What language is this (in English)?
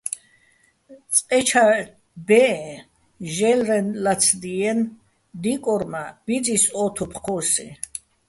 Bats